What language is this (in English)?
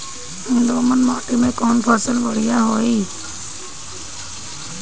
Bhojpuri